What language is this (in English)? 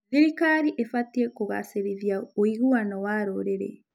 Kikuyu